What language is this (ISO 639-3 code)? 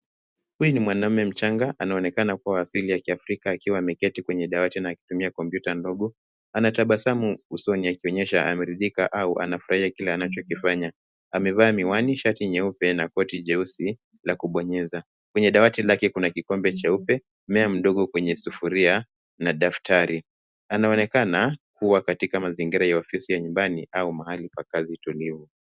swa